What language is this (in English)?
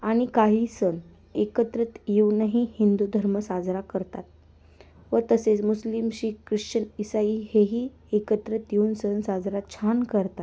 Marathi